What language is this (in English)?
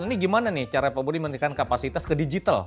Indonesian